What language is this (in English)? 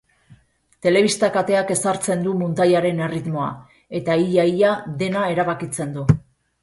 Basque